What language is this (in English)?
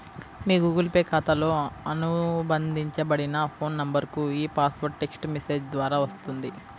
Telugu